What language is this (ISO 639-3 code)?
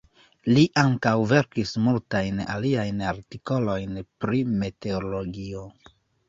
epo